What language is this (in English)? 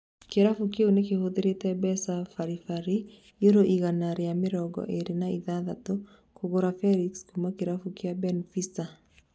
Kikuyu